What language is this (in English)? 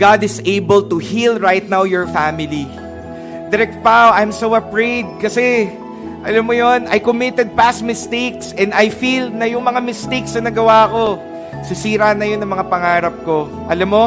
Filipino